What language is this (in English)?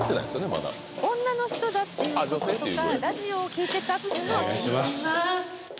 Japanese